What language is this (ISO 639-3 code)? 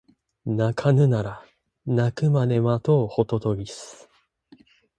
jpn